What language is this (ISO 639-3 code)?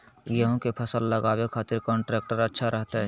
mag